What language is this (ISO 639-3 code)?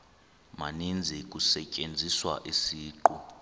xho